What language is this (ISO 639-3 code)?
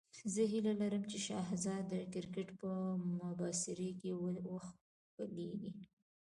pus